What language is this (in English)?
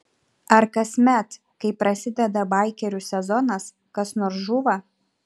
Lithuanian